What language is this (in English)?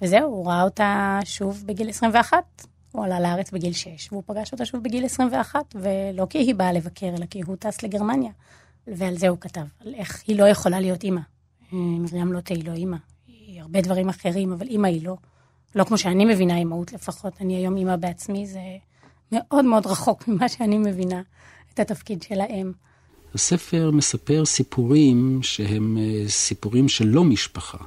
Hebrew